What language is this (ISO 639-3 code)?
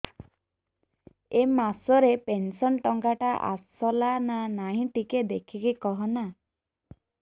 ori